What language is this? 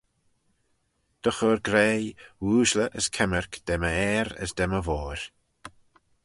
Manx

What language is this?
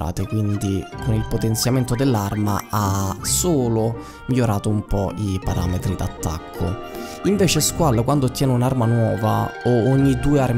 Italian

